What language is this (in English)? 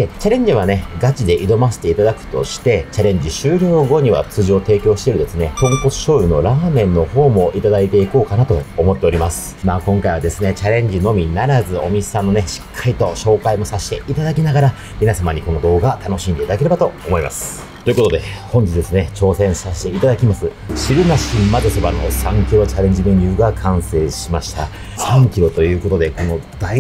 Japanese